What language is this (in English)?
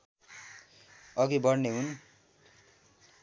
Nepali